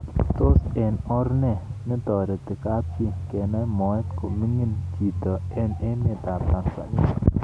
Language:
Kalenjin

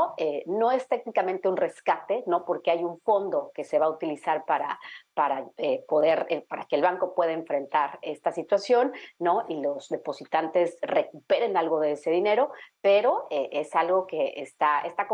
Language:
Spanish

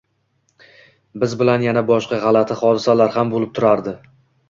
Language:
Uzbek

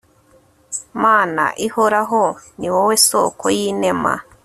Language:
Kinyarwanda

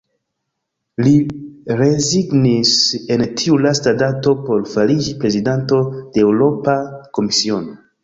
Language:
Esperanto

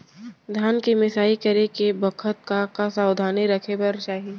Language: Chhattisgarhi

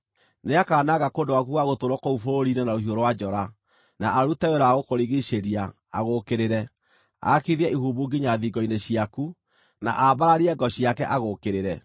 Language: Kikuyu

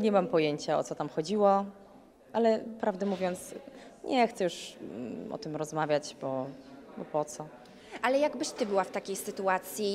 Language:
Polish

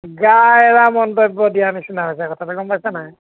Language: Assamese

